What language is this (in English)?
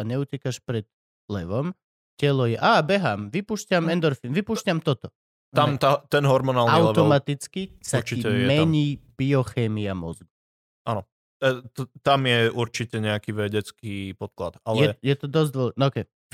Slovak